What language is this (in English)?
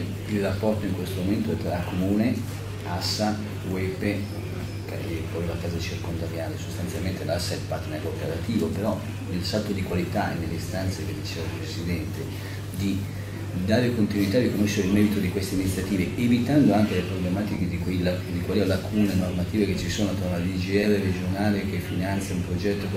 Italian